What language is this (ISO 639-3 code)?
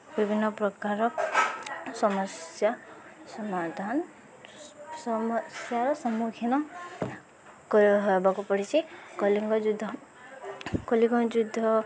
ori